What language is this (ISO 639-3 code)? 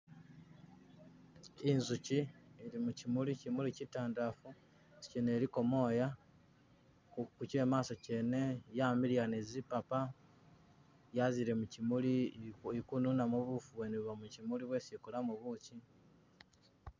myx